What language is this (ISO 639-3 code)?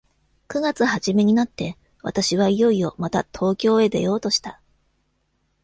jpn